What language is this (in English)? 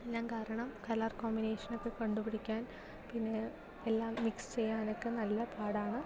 Malayalam